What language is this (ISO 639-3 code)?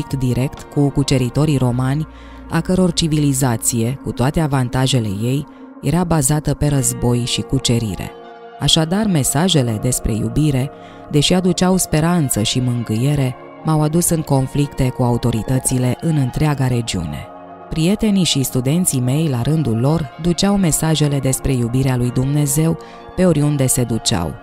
ron